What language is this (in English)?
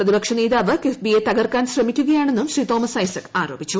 Malayalam